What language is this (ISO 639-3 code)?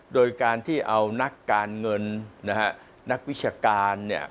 tha